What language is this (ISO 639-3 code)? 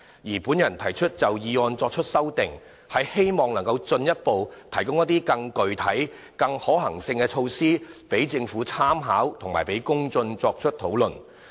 yue